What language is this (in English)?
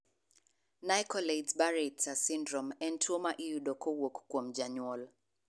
Luo (Kenya and Tanzania)